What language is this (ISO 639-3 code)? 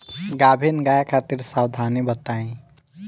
bho